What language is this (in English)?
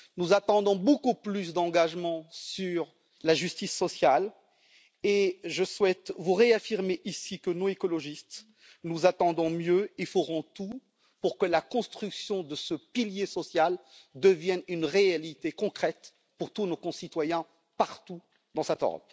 French